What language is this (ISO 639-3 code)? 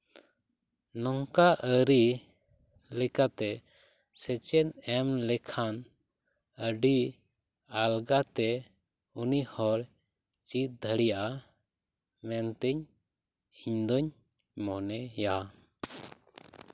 sat